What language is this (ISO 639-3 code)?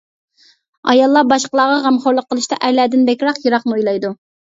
uig